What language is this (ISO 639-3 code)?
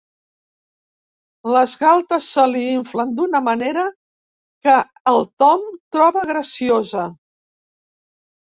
cat